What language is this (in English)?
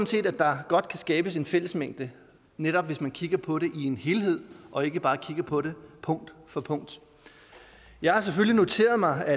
Danish